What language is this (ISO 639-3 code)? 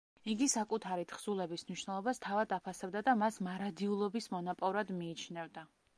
kat